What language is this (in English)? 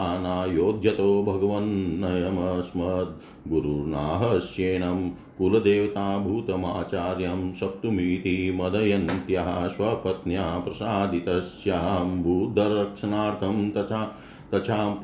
Hindi